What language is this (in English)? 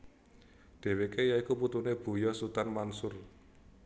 Javanese